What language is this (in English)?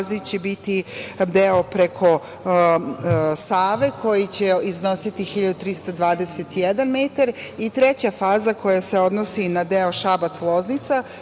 Serbian